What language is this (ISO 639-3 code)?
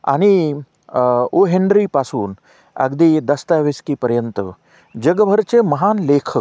mar